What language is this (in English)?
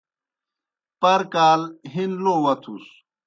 Kohistani Shina